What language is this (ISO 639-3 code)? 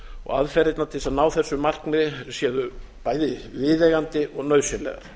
isl